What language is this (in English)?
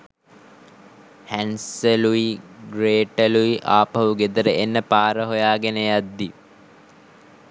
Sinhala